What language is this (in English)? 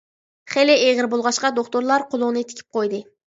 Uyghur